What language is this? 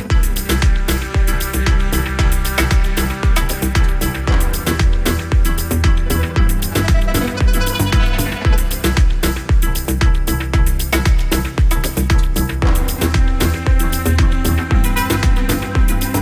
Greek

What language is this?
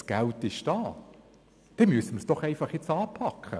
Swiss German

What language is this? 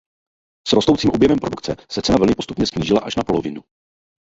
Czech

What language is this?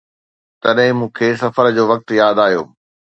Sindhi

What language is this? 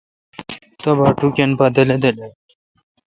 Kalkoti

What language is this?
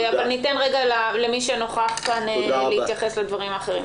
Hebrew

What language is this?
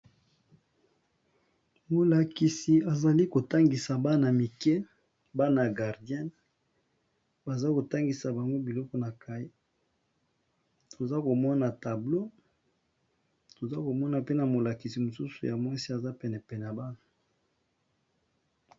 Lingala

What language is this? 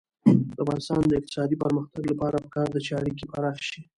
Pashto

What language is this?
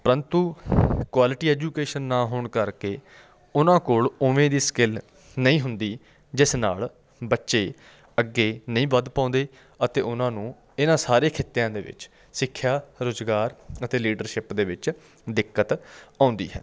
Punjabi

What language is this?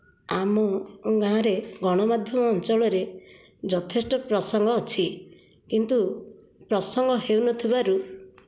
Odia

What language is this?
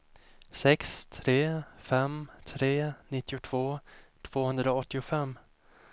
Swedish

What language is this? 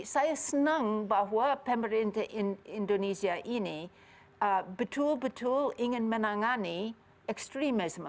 Indonesian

